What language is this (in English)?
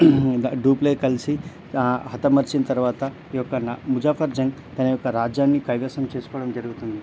Telugu